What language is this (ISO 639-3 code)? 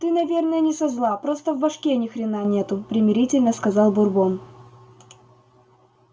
rus